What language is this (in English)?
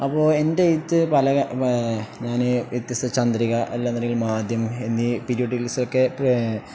Malayalam